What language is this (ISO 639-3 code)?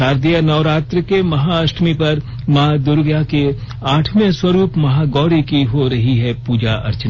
hin